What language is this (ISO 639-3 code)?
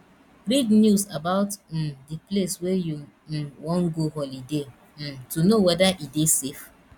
pcm